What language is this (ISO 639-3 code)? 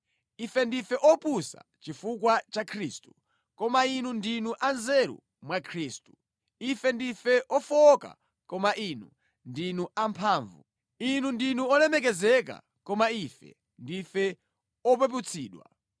nya